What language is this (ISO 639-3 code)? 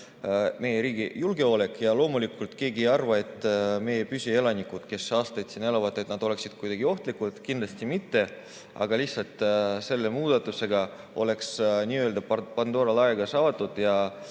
est